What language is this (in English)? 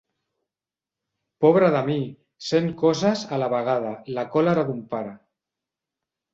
Catalan